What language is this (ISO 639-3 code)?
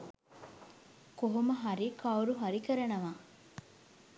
sin